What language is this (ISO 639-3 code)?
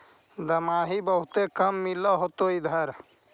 mag